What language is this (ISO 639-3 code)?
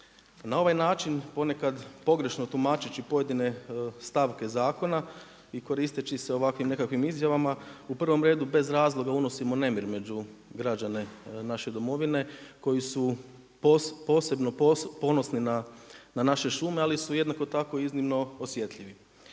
hrv